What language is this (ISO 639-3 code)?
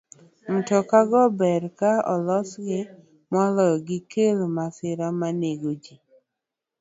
luo